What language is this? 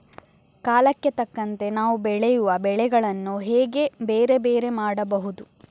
Kannada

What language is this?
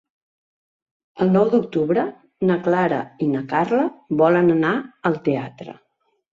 Catalan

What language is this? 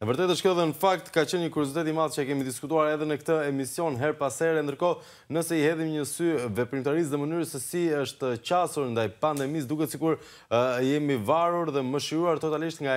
Romanian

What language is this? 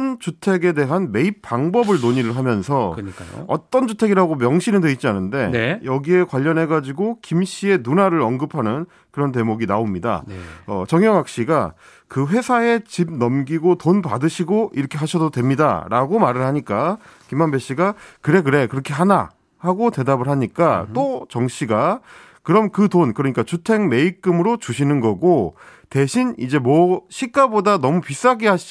Korean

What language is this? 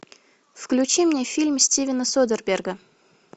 Russian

